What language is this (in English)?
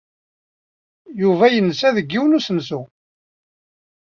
Kabyle